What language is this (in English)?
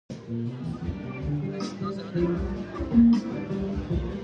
Guarani